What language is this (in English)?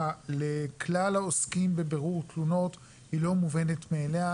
Hebrew